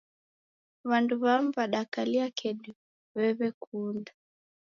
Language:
Taita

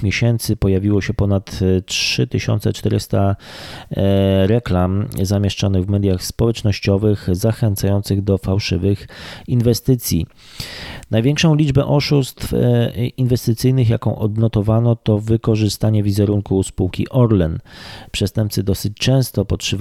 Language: Polish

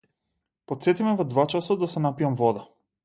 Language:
Macedonian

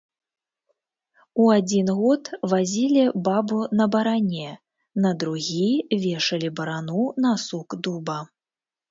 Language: Belarusian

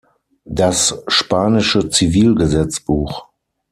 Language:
German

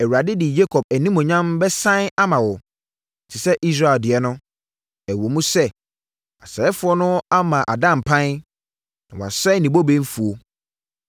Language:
Akan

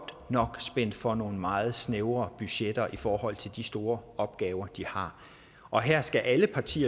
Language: Danish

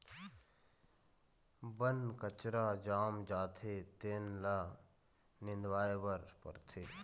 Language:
Chhattisgarhi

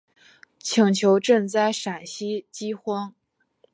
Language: Chinese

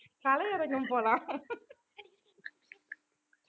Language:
Tamil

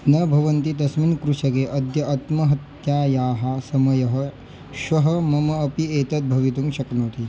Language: Sanskrit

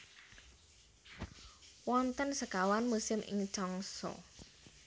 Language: Javanese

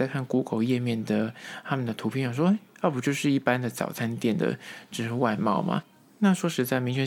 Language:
Chinese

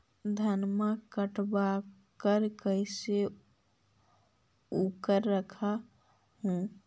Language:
Magahi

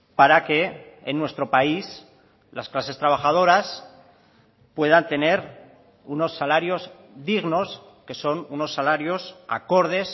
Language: Spanish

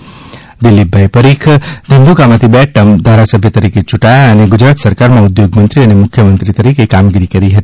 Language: Gujarati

